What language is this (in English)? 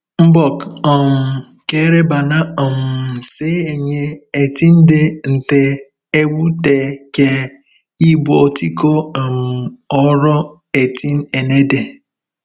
Igbo